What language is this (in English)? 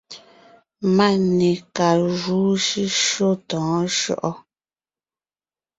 Ngiemboon